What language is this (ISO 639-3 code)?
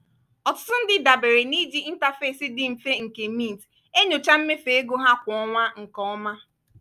ibo